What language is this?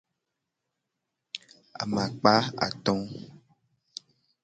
Gen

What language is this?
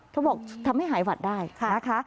Thai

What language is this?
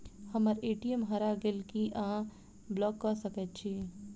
Maithili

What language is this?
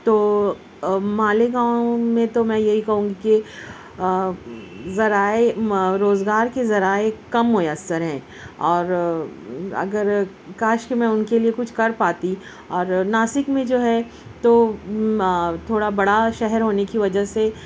Urdu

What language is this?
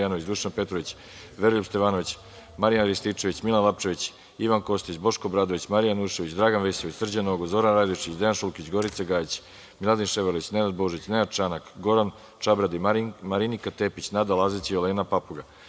Serbian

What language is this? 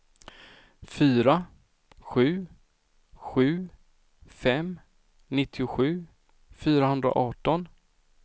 Swedish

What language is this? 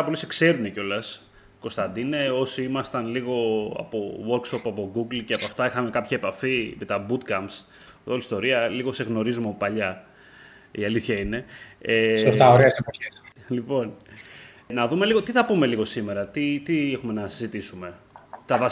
Greek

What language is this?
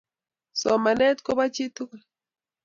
Kalenjin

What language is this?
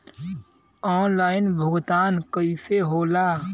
Bhojpuri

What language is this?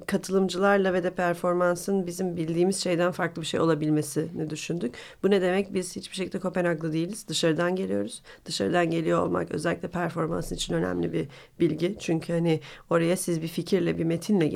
Turkish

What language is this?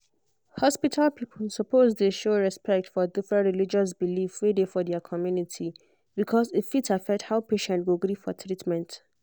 Nigerian Pidgin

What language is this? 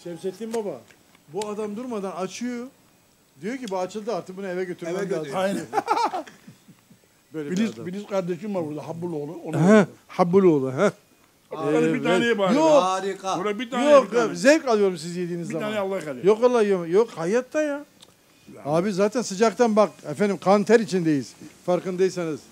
Turkish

